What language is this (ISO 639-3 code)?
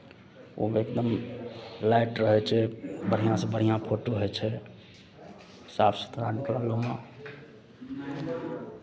mai